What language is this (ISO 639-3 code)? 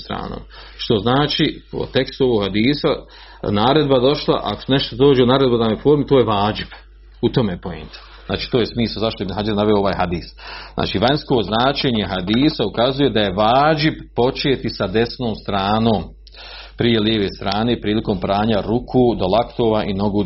hrv